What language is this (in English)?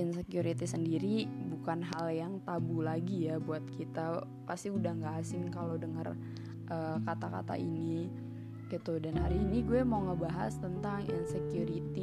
Indonesian